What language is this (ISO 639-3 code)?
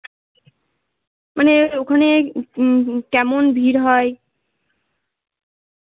ben